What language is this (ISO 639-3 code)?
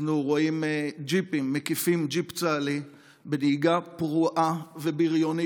heb